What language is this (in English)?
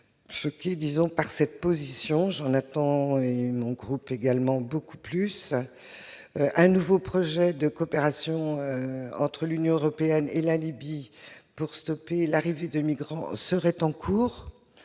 French